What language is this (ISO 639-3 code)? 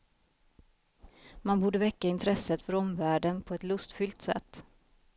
swe